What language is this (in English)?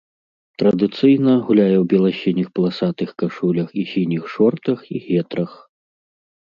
Belarusian